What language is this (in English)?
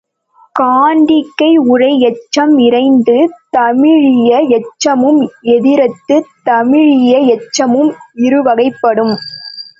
Tamil